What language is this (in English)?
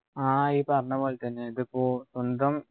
Malayalam